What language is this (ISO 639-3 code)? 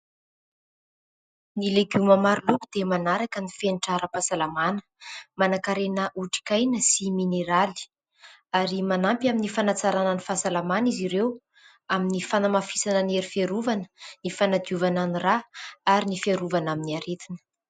mlg